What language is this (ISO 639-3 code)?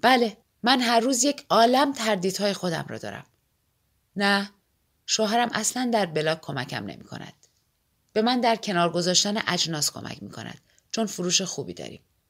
fas